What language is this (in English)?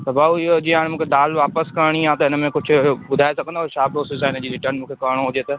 Sindhi